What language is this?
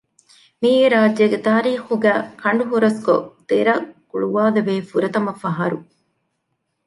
Divehi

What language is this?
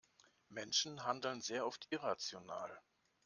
German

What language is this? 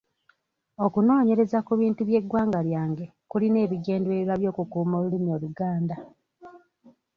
Ganda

